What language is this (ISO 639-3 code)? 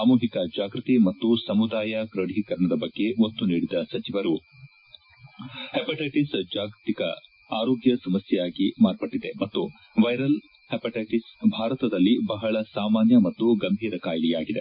kan